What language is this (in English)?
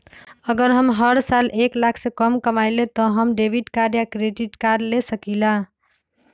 Magahi